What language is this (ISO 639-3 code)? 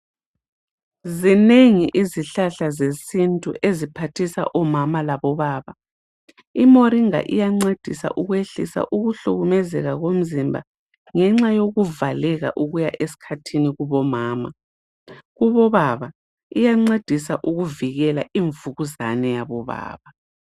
nde